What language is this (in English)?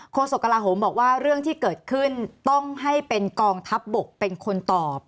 Thai